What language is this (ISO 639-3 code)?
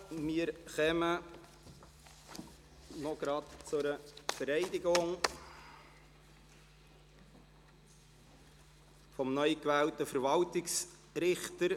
gsw